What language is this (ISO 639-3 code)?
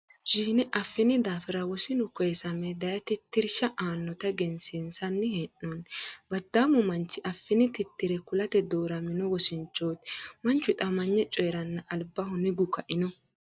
sid